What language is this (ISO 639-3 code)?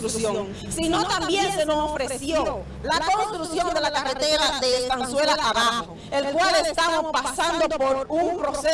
spa